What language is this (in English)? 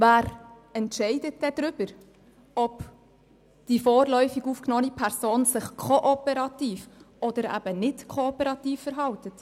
Swiss German